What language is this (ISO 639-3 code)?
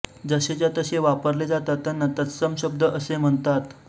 mar